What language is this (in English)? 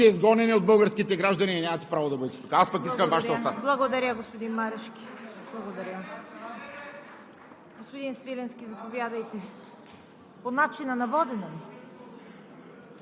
Bulgarian